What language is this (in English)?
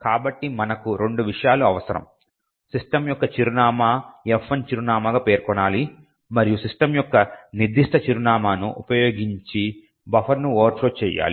Telugu